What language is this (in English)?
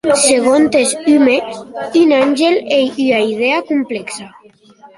Occitan